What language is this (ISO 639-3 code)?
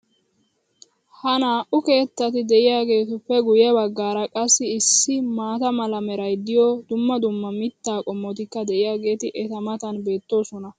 wal